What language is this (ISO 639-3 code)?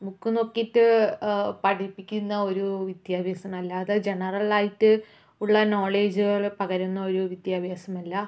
mal